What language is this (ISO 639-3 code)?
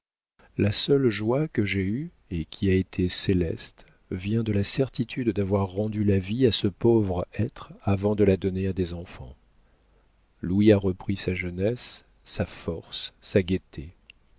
fra